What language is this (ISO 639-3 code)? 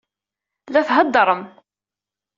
kab